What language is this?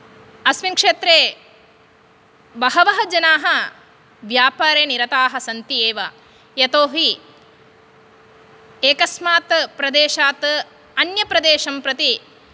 Sanskrit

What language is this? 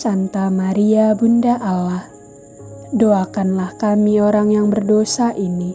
Indonesian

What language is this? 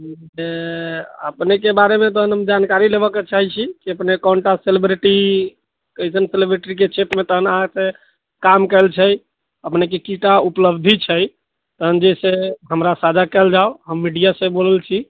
Maithili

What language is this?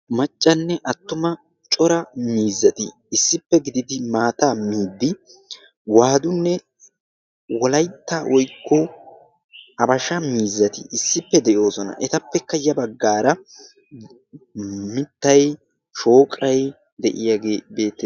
Wolaytta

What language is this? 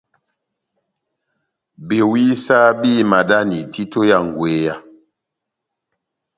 Batanga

